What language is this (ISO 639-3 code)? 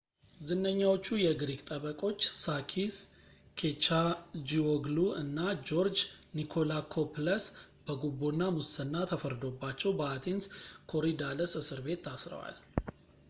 amh